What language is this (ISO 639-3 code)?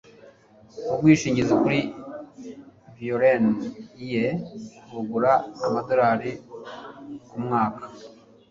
kin